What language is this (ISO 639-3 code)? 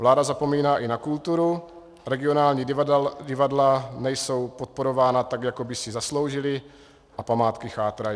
ces